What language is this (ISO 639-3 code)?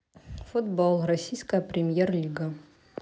rus